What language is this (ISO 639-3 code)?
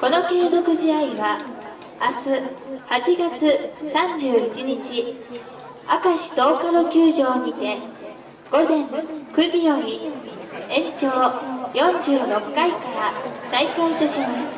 jpn